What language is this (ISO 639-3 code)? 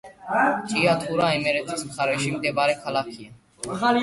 kat